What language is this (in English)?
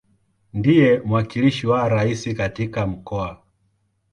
Swahili